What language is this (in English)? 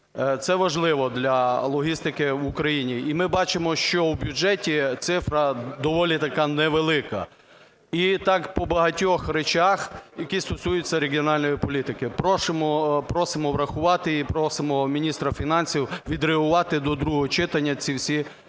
Ukrainian